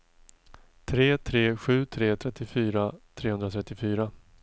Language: Swedish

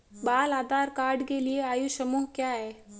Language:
Hindi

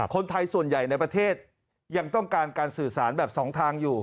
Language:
Thai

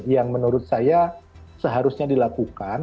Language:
Indonesian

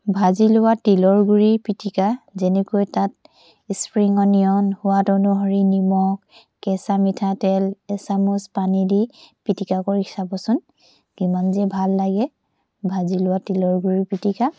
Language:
Assamese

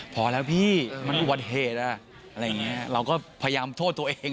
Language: Thai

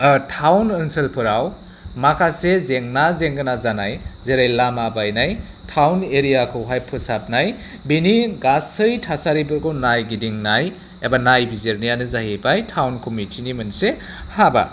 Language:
Bodo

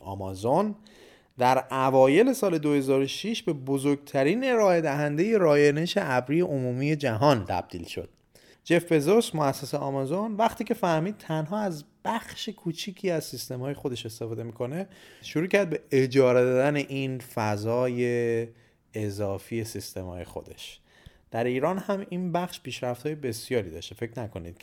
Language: Persian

